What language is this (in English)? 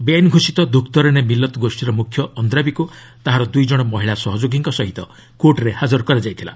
Odia